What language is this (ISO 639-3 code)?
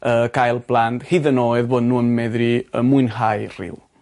cym